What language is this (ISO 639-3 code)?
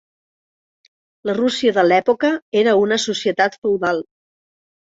cat